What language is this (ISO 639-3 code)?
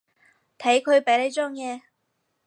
yue